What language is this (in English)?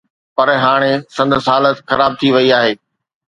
Sindhi